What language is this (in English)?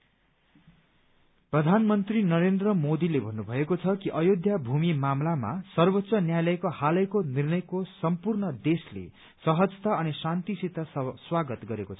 Nepali